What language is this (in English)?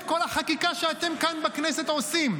Hebrew